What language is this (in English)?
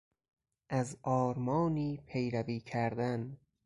Persian